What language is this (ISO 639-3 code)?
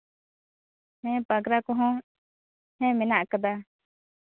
sat